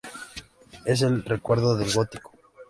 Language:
Spanish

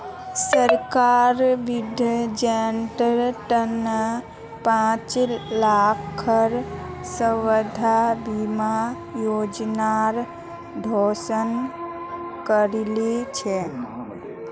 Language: Magahi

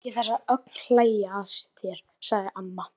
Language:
Icelandic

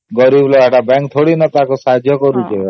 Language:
Odia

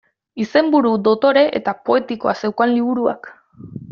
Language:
Basque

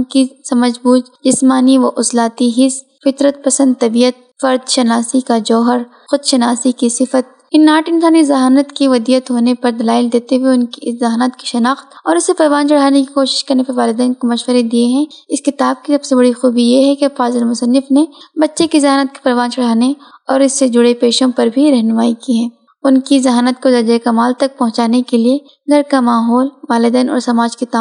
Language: Urdu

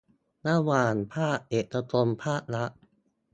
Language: Thai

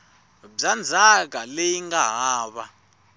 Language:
Tsonga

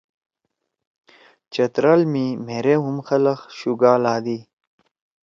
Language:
Torwali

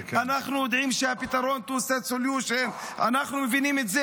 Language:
Hebrew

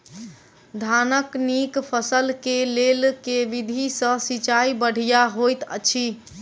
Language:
Maithili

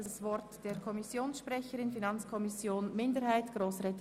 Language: Swiss German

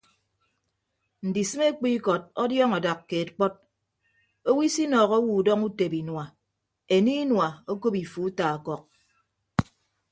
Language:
Ibibio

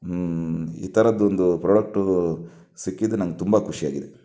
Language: Kannada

